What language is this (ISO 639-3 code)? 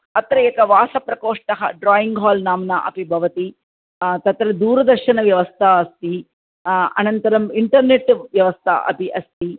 san